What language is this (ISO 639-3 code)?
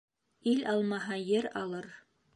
bak